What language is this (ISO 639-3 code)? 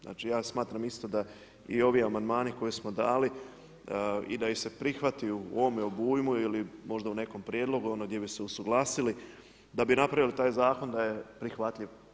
hrv